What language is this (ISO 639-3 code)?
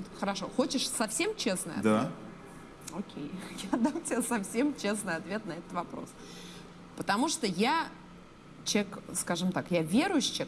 rus